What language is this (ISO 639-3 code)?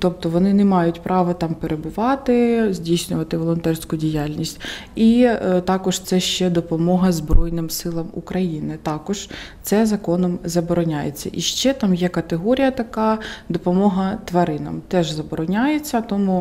ukr